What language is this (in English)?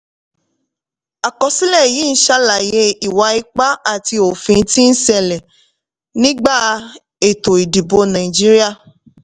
Yoruba